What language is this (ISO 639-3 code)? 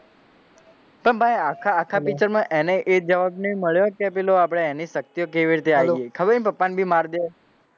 guj